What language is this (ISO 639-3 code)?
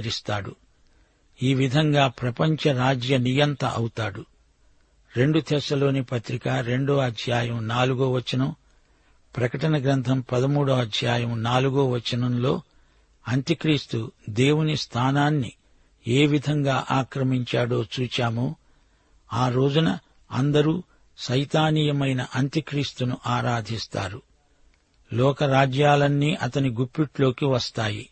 tel